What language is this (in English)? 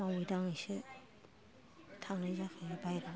Bodo